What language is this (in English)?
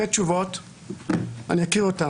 Hebrew